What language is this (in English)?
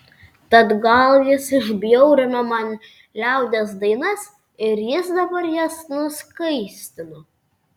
Lithuanian